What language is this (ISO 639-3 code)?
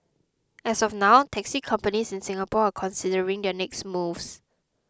eng